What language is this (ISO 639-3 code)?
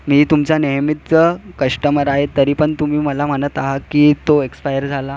mar